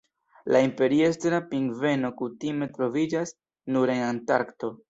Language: Esperanto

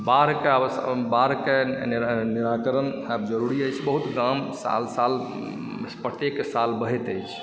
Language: Maithili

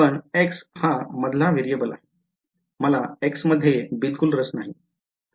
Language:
Marathi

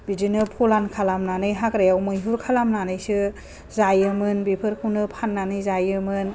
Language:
Bodo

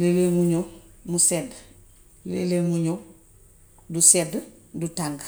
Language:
Gambian Wolof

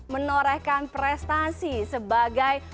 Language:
Indonesian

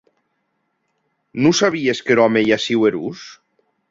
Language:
Occitan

